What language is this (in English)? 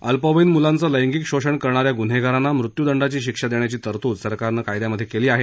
Marathi